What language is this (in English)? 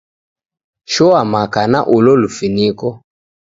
Taita